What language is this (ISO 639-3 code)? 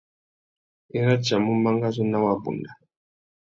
bag